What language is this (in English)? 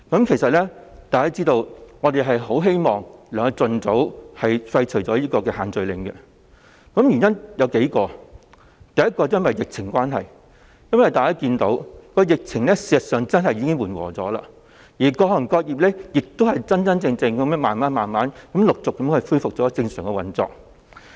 Cantonese